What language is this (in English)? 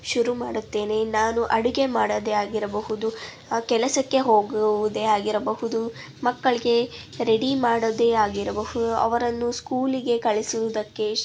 Kannada